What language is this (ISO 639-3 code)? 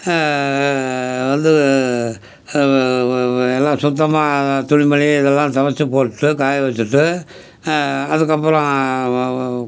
tam